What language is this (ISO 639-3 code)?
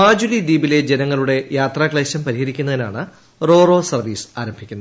mal